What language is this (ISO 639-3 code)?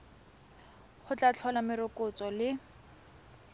tsn